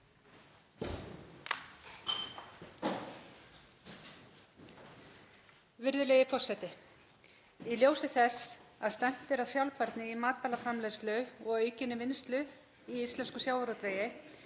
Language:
Icelandic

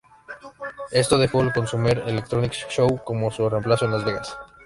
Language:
Spanish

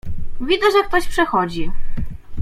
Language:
Polish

